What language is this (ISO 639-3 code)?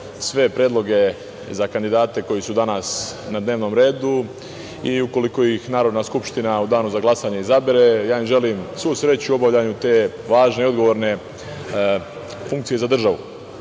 srp